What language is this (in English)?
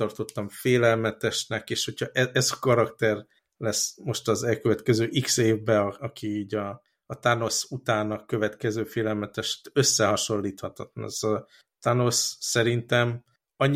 Hungarian